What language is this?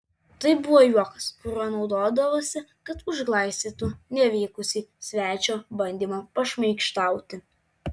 Lithuanian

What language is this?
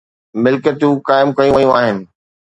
Sindhi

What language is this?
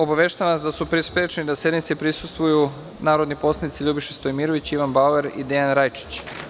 Serbian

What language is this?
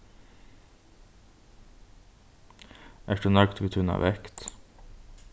Faroese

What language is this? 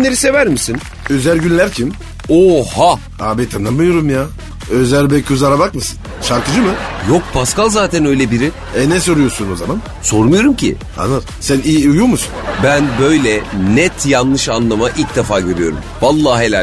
Turkish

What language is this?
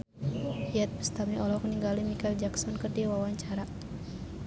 Sundanese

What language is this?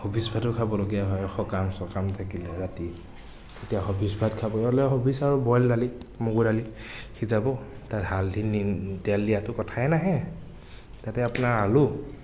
Assamese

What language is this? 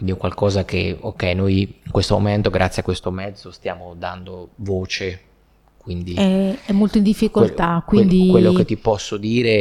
Italian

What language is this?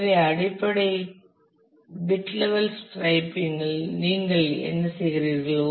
Tamil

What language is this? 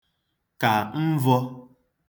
Igbo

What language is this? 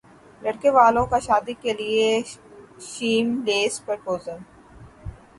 Urdu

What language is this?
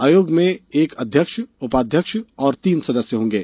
Hindi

